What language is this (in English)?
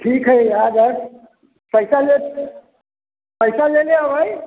Maithili